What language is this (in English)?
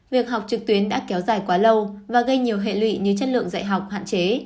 Vietnamese